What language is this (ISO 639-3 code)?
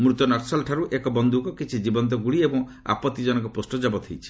ori